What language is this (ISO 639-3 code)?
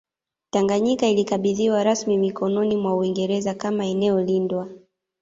swa